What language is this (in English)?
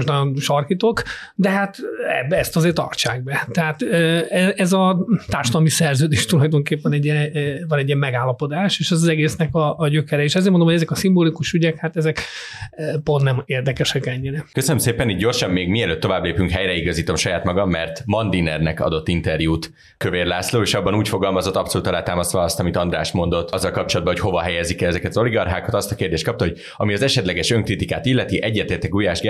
Hungarian